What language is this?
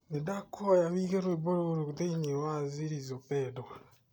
Kikuyu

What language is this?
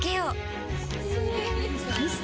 Japanese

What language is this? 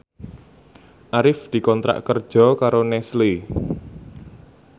Javanese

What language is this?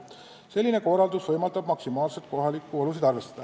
Estonian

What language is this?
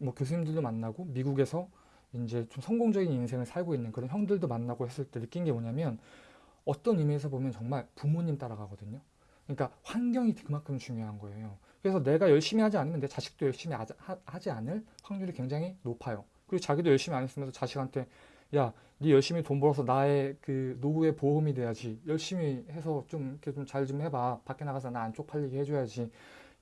Korean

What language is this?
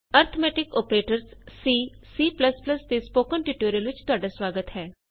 Punjabi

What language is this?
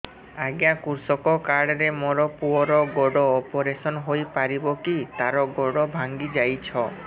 Odia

